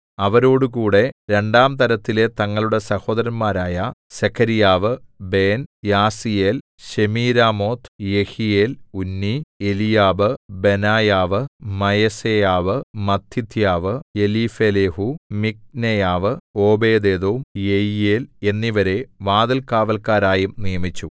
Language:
Malayalam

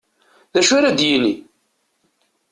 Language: Kabyle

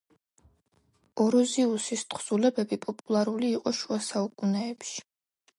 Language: Georgian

